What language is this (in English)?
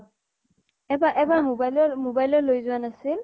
Assamese